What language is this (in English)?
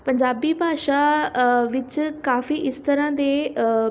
Punjabi